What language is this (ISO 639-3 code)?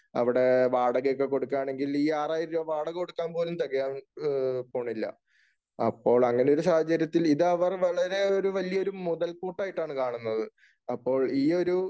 mal